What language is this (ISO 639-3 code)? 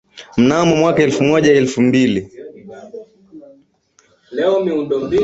swa